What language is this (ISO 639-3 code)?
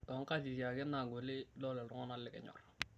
mas